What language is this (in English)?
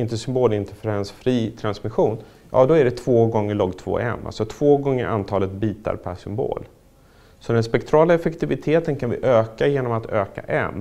Swedish